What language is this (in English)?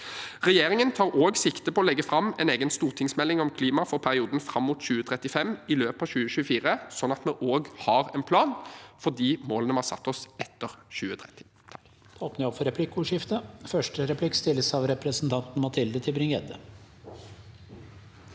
Norwegian